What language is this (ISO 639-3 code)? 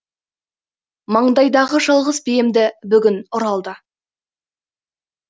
kaz